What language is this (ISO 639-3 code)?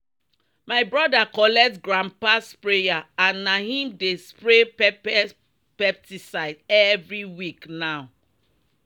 pcm